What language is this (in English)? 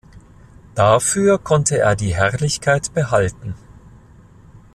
German